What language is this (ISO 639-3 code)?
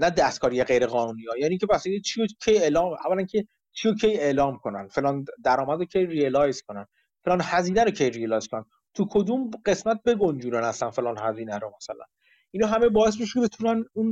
fas